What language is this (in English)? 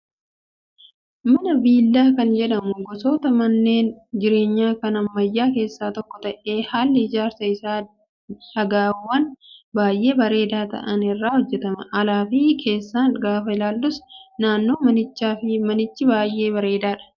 Oromo